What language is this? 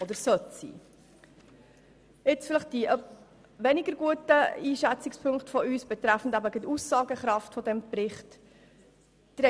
Swiss German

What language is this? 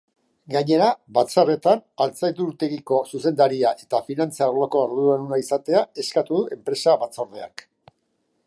Basque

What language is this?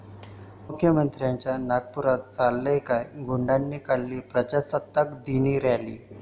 Marathi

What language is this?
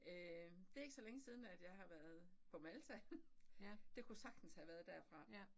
Danish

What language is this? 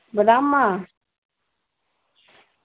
Dogri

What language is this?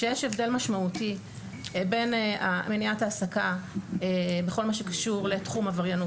Hebrew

